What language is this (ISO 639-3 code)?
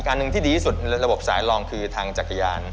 tha